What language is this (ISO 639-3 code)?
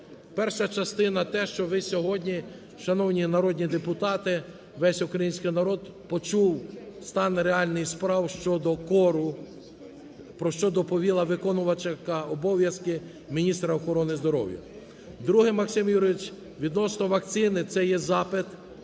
ukr